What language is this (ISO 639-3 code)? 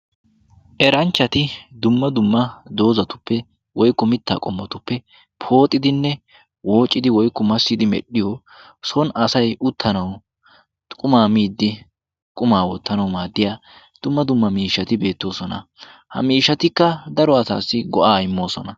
wal